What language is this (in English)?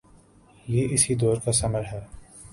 Urdu